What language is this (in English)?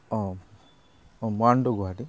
Assamese